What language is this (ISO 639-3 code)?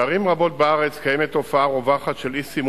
heb